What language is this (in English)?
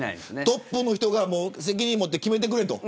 Japanese